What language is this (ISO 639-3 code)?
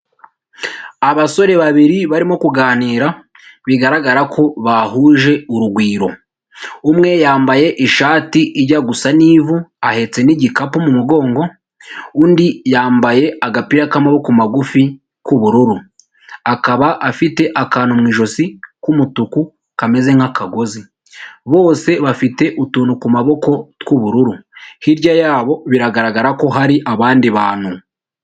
kin